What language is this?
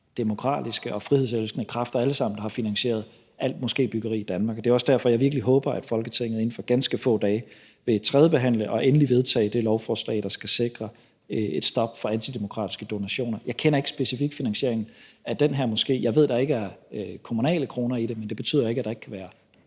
Danish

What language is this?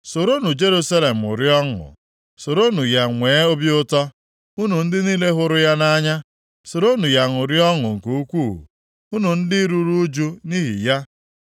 Igbo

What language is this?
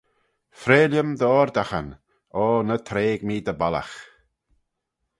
Manx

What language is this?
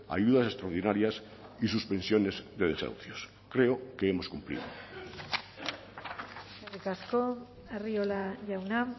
Spanish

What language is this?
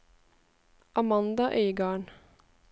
Norwegian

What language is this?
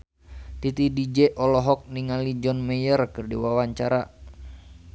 Sundanese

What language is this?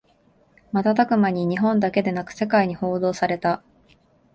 Japanese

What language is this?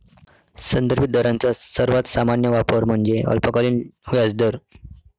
Marathi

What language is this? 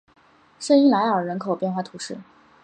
Chinese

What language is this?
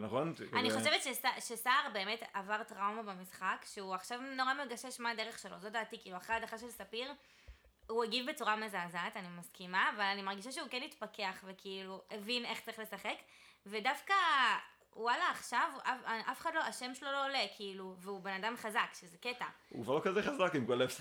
Hebrew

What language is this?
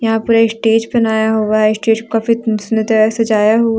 Hindi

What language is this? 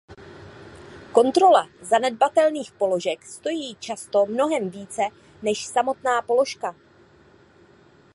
Czech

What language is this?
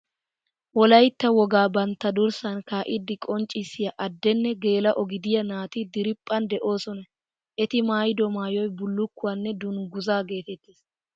Wolaytta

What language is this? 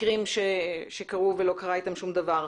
Hebrew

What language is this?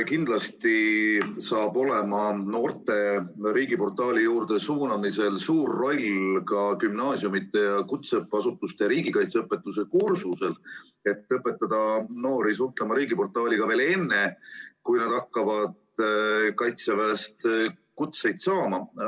Estonian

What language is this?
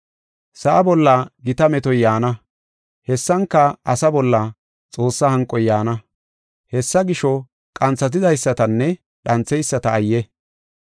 Gofa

